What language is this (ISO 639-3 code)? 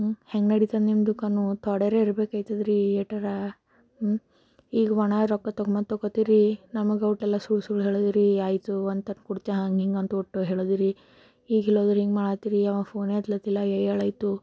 kan